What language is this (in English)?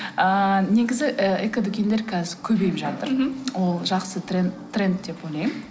Kazakh